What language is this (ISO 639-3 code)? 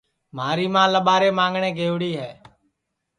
ssi